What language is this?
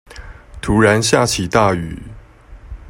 Chinese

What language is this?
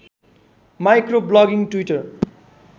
Nepali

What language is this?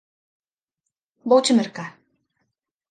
Galician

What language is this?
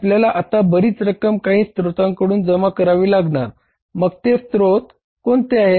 Marathi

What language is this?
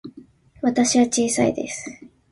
Japanese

